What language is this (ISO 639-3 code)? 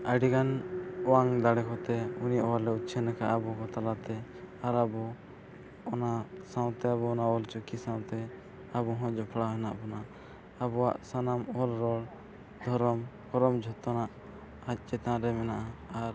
sat